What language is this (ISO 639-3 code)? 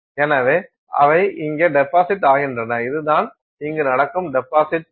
tam